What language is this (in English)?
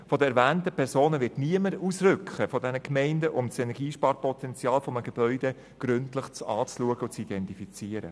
Swiss German